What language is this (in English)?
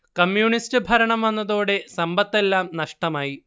Malayalam